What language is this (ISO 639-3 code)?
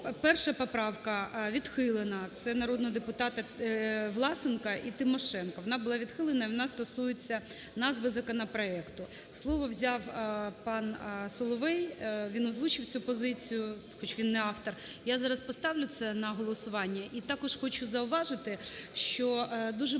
ukr